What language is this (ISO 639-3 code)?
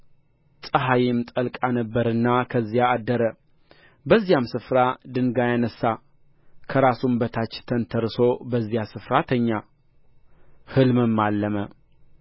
amh